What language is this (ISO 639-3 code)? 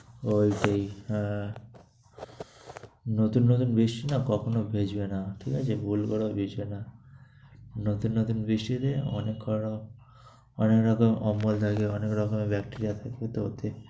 ben